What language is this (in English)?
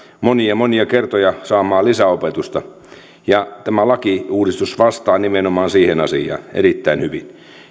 Finnish